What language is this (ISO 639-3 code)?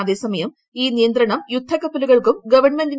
mal